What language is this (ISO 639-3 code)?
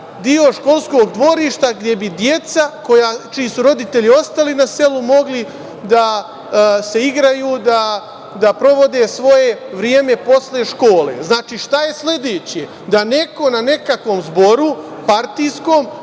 srp